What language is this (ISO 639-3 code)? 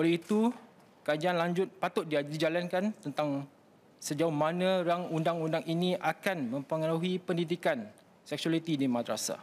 msa